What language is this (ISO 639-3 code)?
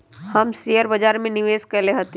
mag